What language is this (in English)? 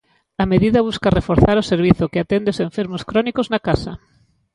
Galician